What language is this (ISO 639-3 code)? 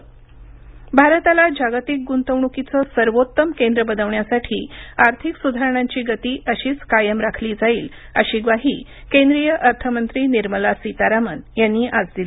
mar